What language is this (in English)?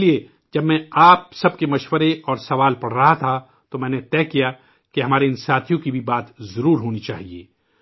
Urdu